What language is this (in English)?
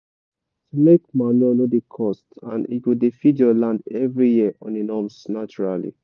Nigerian Pidgin